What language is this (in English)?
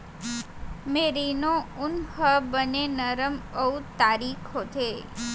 Chhattisgarhi